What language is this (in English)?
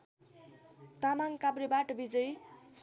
Nepali